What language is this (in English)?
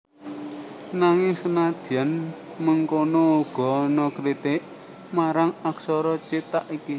Javanese